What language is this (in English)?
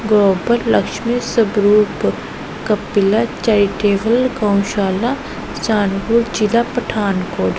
Punjabi